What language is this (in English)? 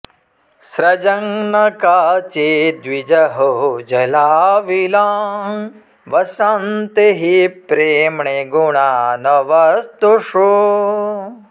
Sanskrit